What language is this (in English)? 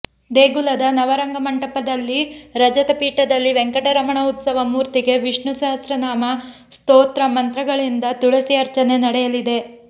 Kannada